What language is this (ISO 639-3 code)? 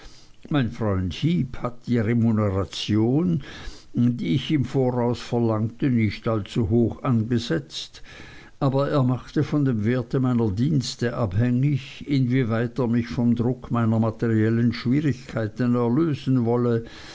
deu